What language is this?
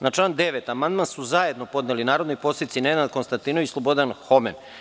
Serbian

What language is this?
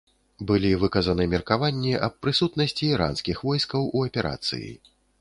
Belarusian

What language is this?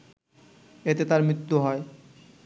Bangla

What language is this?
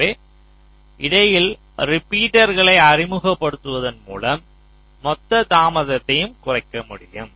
Tamil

